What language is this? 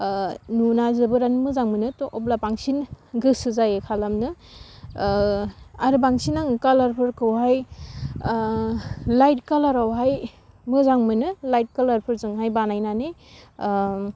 Bodo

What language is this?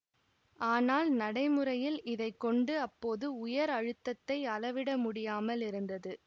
Tamil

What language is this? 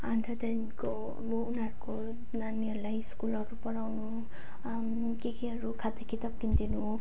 Nepali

